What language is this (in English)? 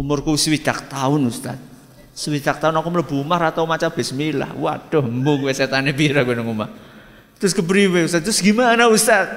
Indonesian